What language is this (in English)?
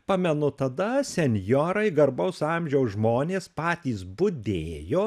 Lithuanian